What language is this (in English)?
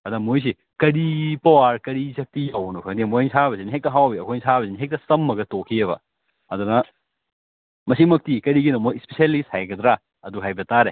Manipuri